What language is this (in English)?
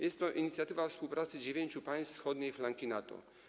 Polish